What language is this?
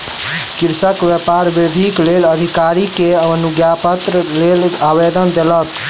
Maithili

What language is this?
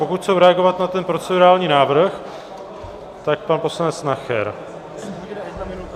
Czech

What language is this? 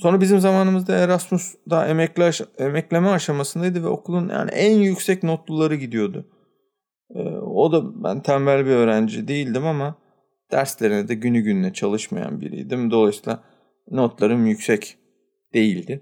Turkish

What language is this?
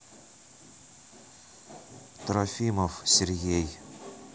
Russian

